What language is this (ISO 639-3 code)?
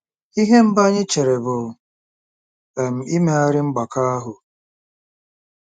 ibo